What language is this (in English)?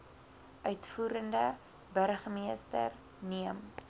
Afrikaans